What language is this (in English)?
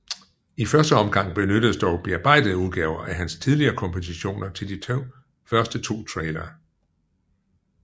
Danish